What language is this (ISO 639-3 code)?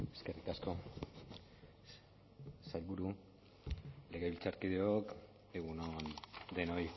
eus